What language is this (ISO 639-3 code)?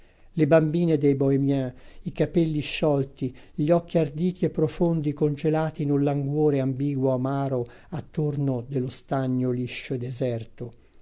ita